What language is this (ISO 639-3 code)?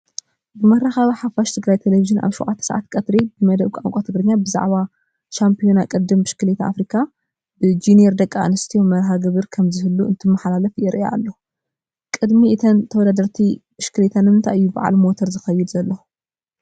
tir